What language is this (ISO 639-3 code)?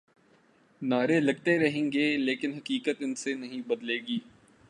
urd